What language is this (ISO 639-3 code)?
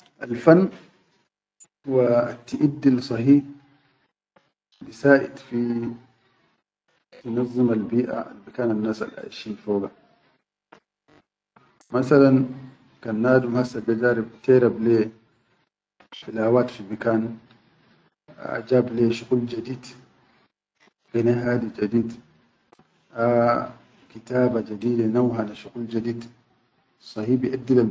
shu